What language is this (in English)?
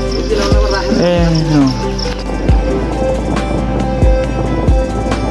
Nepali